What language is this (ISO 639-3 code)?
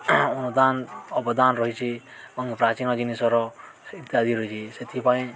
ori